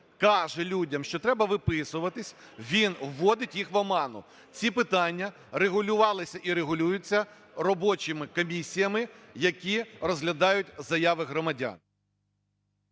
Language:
Ukrainian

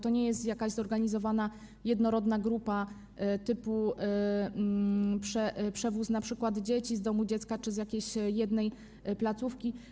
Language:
Polish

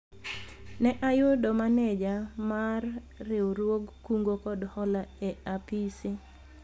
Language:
Luo (Kenya and Tanzania)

